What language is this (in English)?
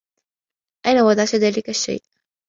Arabic